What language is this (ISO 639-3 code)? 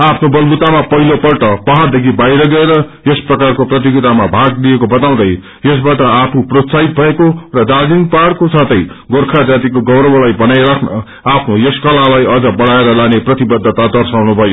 nep